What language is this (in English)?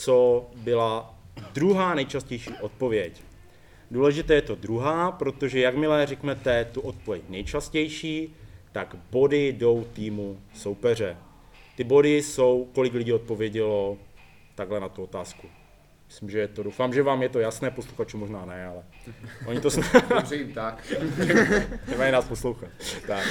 Czech